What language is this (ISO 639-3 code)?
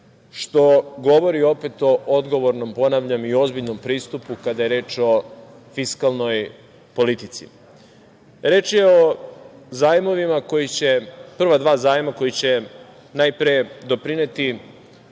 srp